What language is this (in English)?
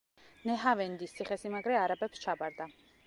Georgian